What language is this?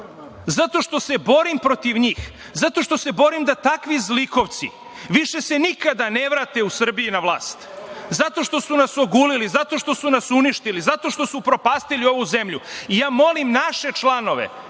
Serbian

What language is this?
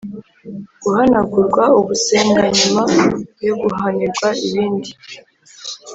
Kinyarwanda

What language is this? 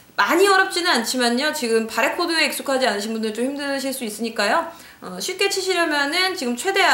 Korean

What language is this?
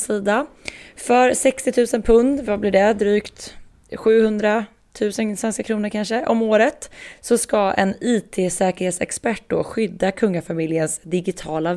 Swedish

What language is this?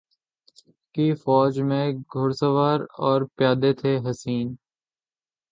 Urdu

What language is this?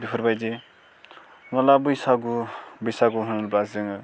Bodo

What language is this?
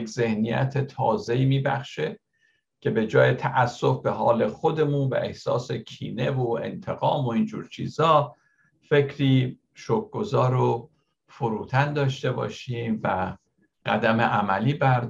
Persian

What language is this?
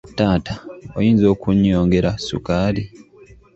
Ganda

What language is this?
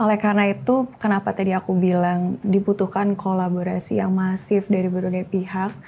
Indonesian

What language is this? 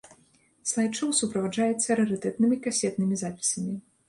Belarusian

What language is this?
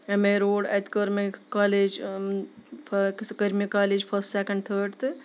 Kashmiri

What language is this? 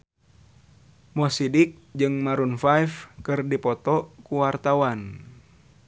Sundanese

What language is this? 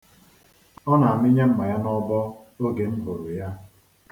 Igbo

